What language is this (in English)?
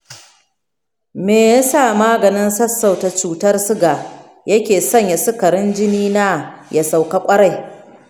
Hausa